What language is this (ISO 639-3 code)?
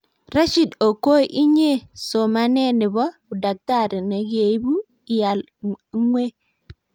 kln